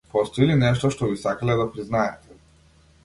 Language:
Macedonian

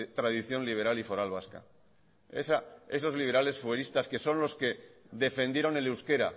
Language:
Spanish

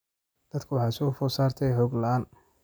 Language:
Somali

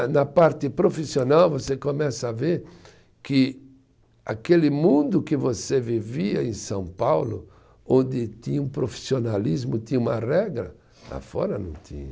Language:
Portuguese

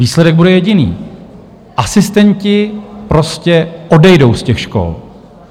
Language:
Czech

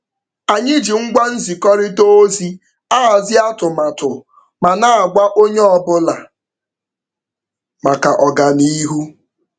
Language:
Igbo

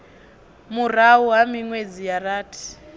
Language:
Venda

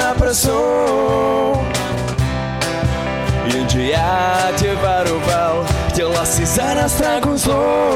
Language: Czech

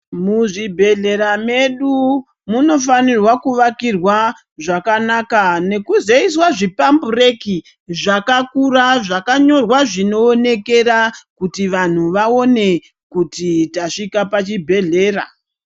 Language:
Ndau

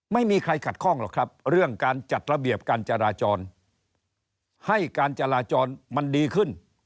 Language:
Thai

